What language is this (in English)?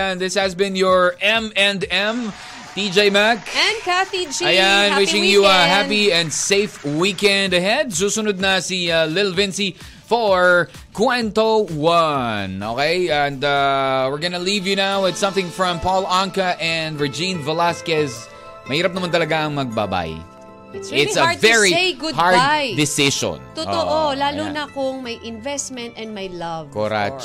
Filipino